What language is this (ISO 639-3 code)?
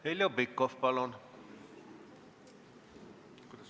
est